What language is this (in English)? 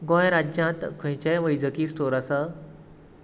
Konkani